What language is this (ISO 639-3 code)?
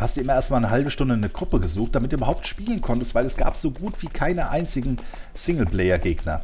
deu